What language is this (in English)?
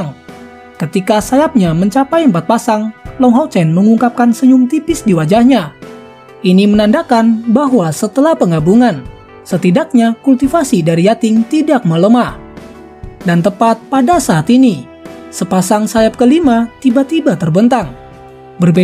Indonesian